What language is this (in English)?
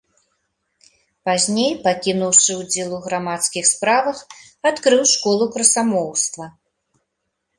Belarusian